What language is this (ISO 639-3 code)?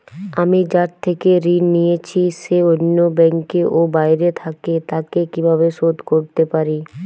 ben